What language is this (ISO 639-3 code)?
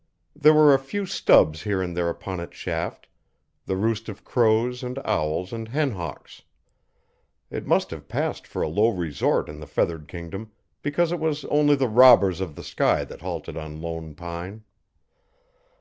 eng